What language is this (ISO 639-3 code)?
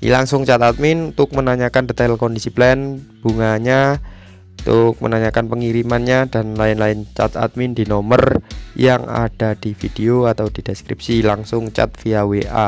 ind